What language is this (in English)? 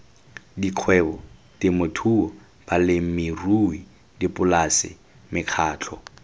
Tswana